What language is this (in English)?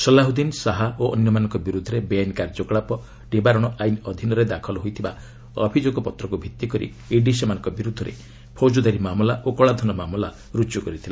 Odia